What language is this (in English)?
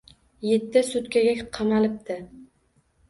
Uzbek